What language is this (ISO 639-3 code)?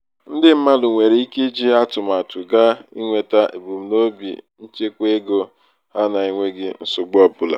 ibo